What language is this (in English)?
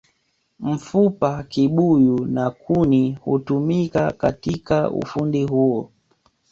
Swahili